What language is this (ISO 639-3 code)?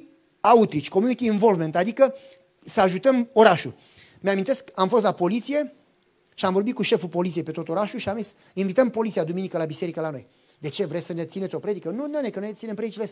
ron